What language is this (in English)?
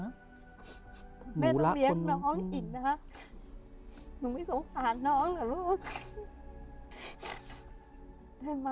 Thai